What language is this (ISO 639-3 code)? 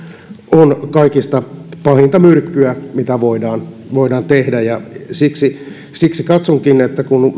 fin